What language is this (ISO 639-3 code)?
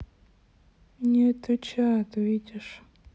rus